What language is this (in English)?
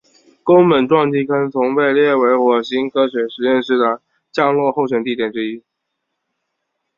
Chinese